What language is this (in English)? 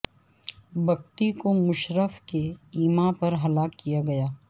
Urdu